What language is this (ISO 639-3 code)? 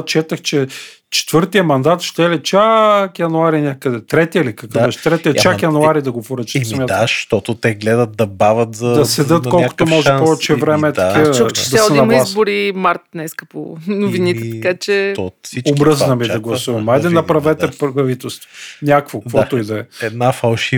bul